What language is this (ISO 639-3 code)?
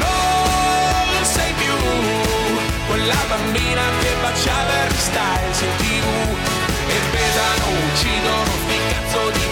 ita